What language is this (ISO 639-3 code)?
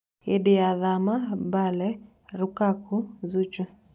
kik